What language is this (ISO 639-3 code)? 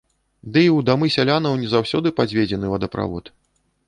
bel